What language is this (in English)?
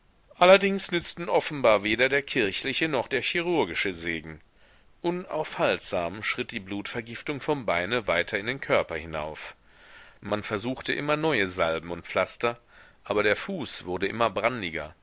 German